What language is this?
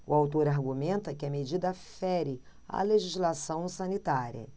Portuguese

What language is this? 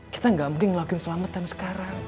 Indonesian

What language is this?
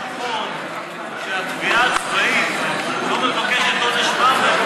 Hebrew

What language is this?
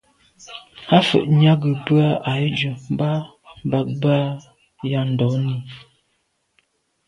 Medumba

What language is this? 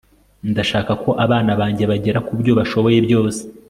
Kinyarwanda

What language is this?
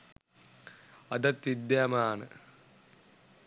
Sinhala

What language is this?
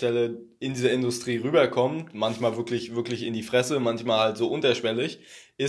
German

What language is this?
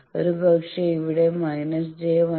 Malayalam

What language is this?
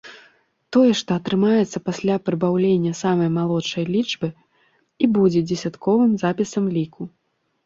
Belarusian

